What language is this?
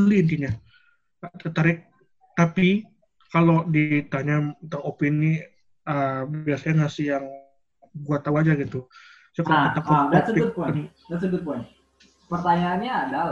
Indonesian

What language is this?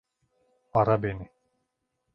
Turkish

